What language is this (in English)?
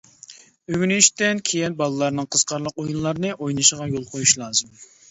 Uyghur